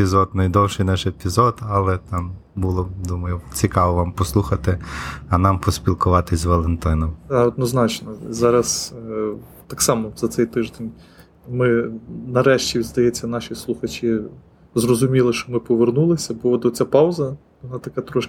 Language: Ukrainian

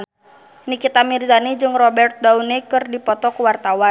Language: Sundanese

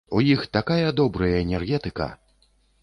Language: Belarusian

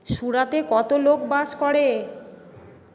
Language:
Bangla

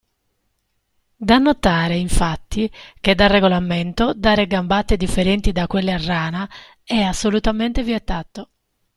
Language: Italian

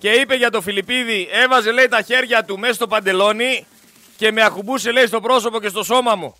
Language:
Greek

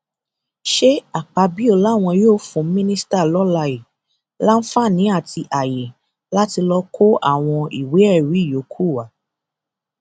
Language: Yoruba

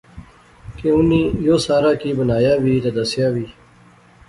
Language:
Pahari-Potwari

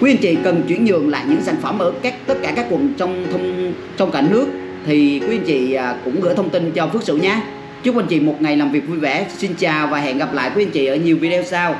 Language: Vietnamese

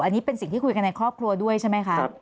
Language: Thai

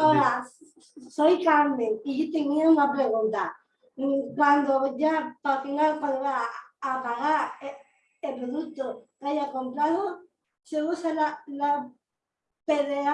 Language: Spanish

